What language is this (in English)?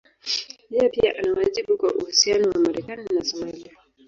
Swahili